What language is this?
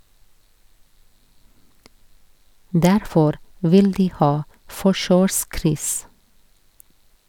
Norwegian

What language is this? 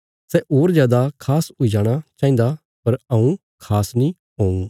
Bilaspuri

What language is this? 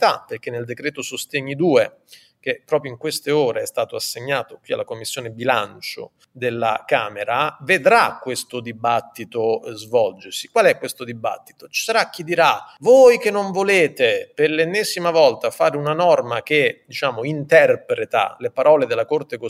Italian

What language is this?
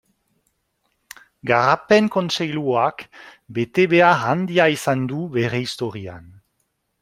Basque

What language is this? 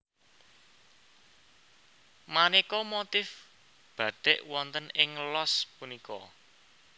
Javanese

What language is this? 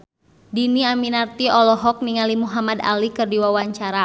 Sundanese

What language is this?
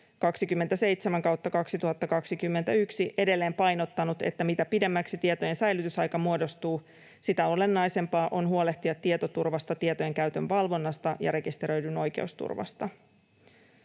Finnish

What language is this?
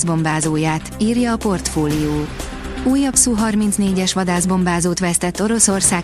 Hungarian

